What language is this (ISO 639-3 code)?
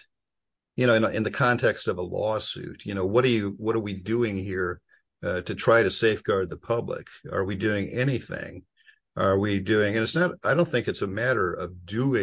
eng